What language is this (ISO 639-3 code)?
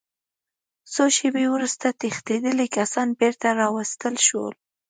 pus